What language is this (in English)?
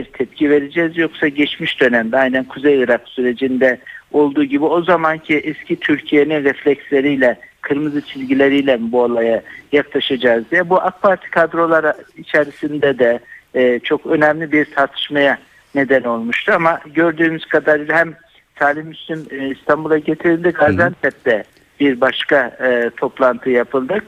Turkish